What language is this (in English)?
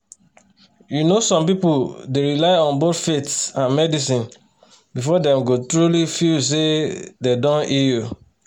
Nigerian Pidgin